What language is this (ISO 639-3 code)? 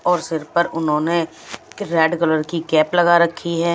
hin